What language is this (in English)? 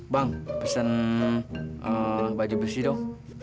Indonesian